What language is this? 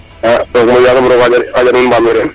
Serer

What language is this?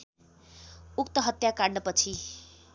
Nepali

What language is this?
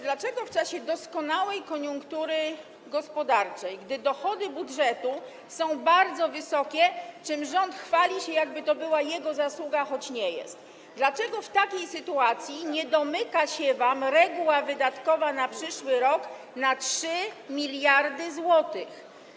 Polish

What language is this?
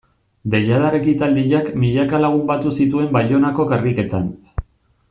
Basque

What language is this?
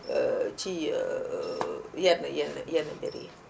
Wolof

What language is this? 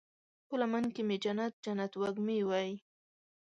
Pashto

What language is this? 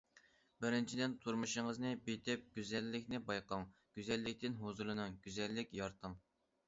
Uyghur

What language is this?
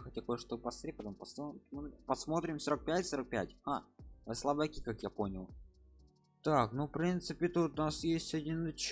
Russian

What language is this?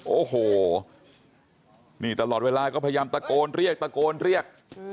Thai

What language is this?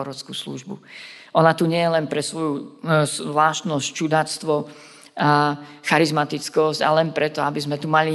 Slovak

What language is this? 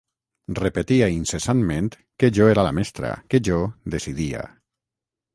Catalan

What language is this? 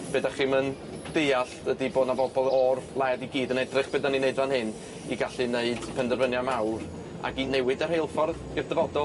Welsh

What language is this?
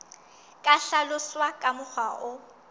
Southern Sotho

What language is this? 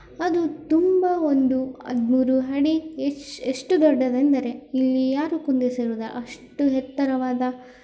Kannada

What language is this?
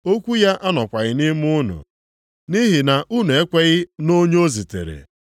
Igbo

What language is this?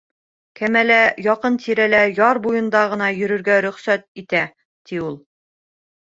Bashkir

